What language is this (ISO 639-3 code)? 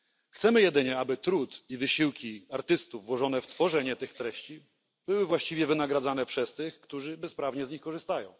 pol